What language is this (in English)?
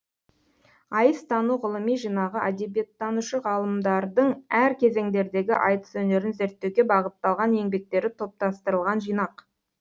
Kazakh